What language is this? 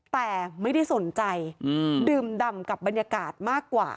Thai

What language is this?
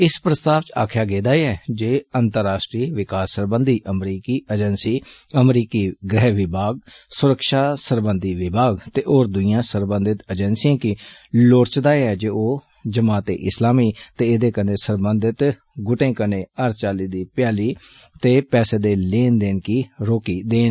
Dogri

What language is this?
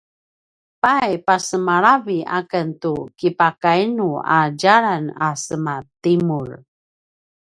Paiwan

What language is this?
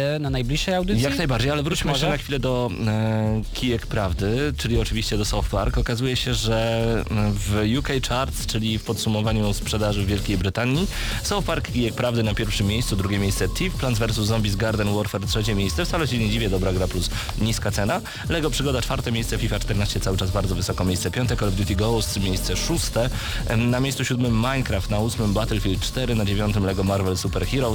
Polish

